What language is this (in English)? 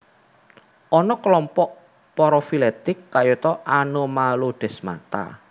Javanese